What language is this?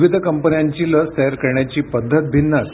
Marathi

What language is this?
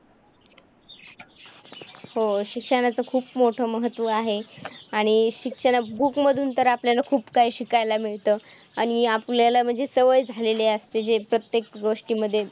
Marathi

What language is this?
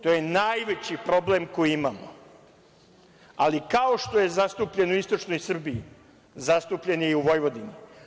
Serbian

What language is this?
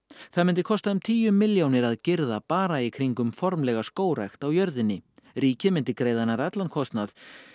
Icelandic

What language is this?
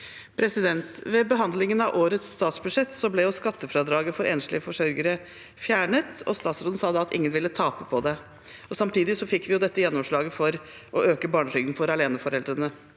Norwegian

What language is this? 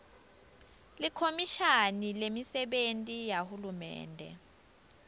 Swati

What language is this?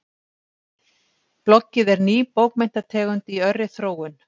Icelandic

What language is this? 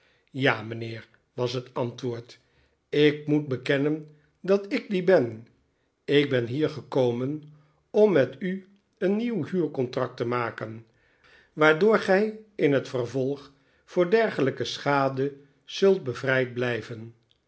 Dutch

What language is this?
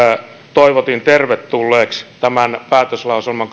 Finnish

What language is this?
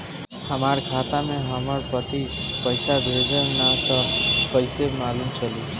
Bhojpuri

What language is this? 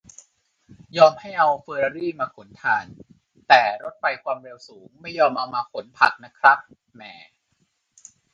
Thai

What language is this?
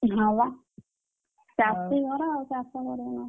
Odia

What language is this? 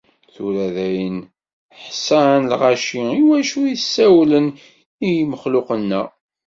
Kabyle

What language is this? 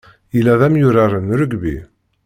Kabyle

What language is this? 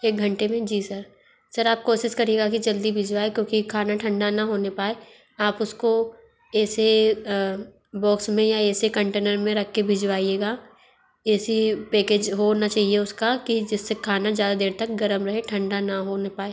Hindi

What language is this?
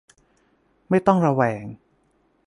Thai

